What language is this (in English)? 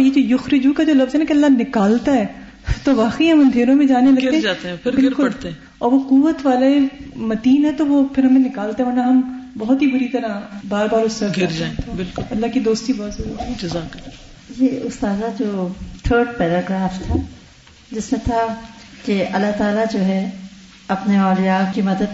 Urdu